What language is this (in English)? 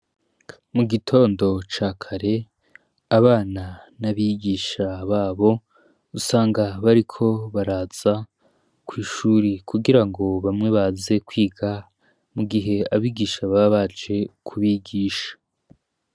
Rundi